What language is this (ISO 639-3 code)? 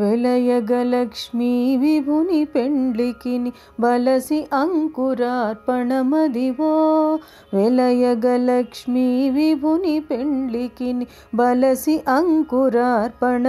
tel